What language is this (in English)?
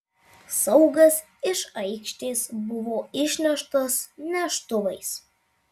Lithuanian